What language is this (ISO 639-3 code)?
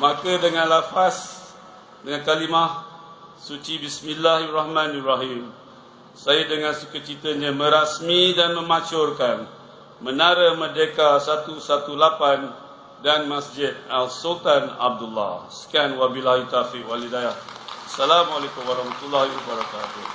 msa